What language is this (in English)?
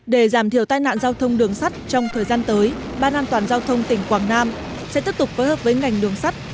Vietnamese